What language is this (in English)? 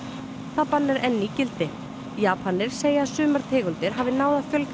Icelandic